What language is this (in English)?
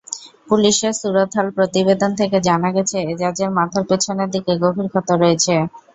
Bangla